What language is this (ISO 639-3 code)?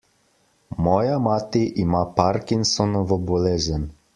slv